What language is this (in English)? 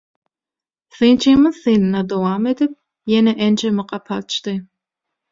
Turkmen